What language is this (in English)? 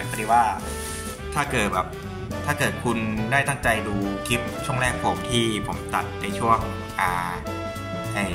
Thai